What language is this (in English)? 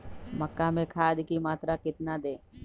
Magahi